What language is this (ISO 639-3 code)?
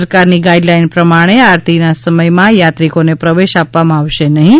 guj